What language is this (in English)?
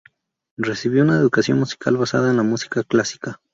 Spanish